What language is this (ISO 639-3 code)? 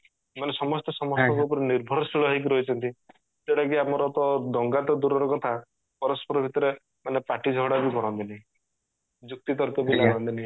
ori